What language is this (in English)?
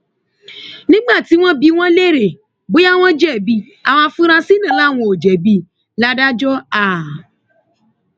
Yoruba